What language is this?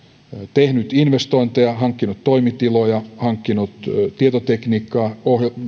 Finnish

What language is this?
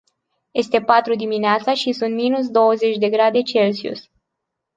Romanian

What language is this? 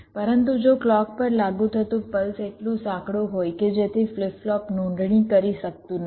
Gujarati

